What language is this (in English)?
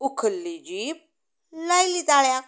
Konkani